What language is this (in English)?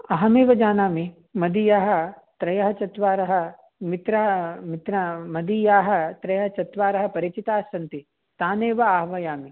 Sanskrit